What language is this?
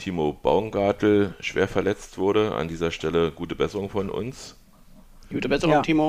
German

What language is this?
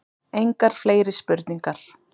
Icelandic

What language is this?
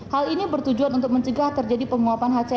Indonesian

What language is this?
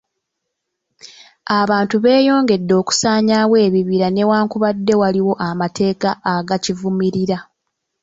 Ganda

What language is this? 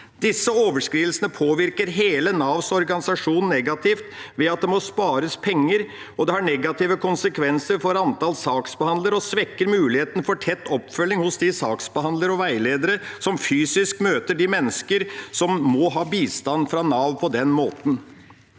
Norwegian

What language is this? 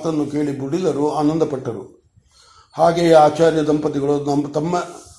Kannada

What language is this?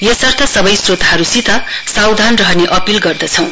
Nepali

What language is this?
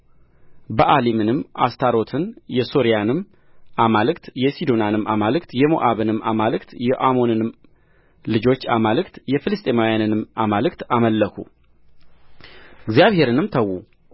Amharic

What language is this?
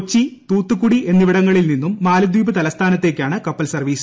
Malayalam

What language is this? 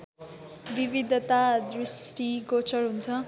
Nepali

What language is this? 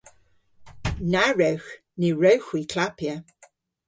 Cornish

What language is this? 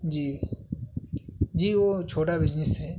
Urdu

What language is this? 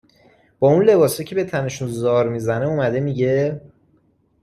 Persian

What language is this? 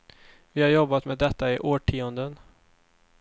Swedish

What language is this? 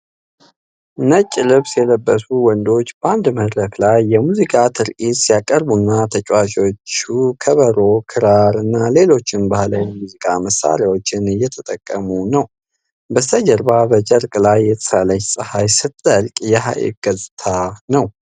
Amharic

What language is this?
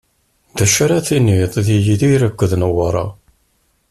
Kabyle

